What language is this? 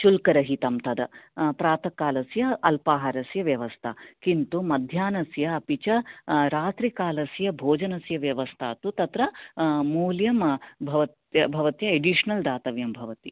Sanskrit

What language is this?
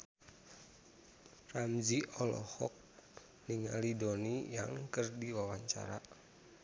Sundanese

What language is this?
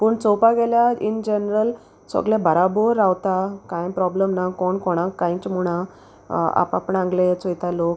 Konkani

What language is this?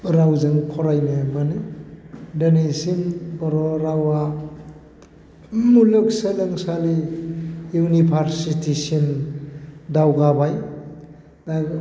Bodo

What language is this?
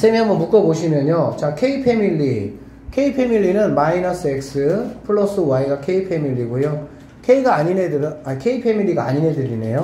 Korean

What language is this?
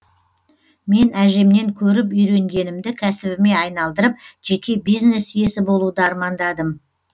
Kazakh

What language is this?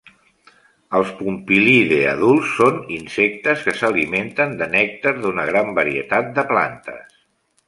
Catalan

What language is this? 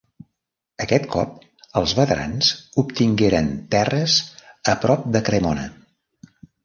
Catalan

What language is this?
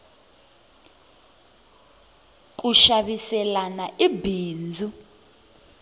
Tsonga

